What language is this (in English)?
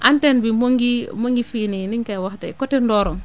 Wolof